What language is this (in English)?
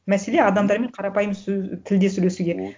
Kazakh